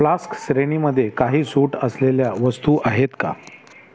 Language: Marathi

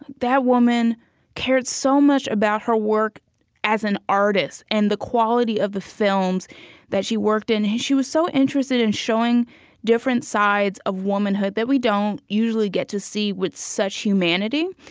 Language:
English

